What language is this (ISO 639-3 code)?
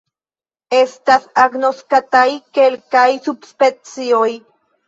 epo